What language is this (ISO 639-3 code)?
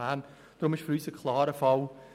gsw